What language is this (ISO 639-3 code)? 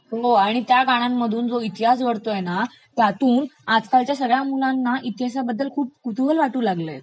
mar